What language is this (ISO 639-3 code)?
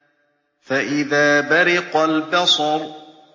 ara